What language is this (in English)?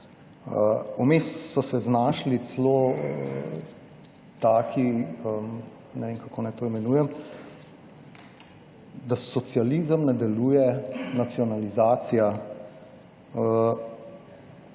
Slovenian